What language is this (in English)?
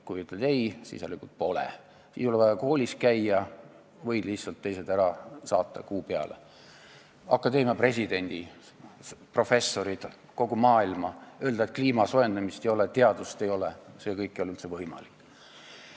Estonian